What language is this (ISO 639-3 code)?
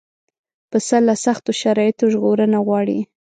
pus